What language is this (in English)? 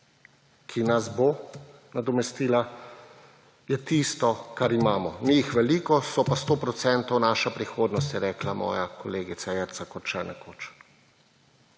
Slovenian